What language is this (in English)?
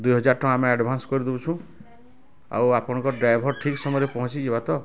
Odia